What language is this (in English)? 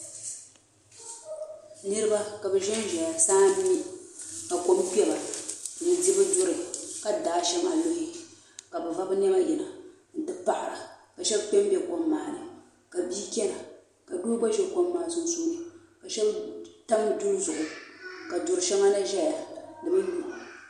Dagbani